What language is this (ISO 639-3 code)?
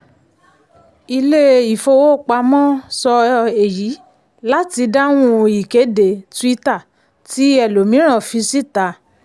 yor